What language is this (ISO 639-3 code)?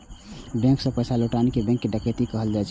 mai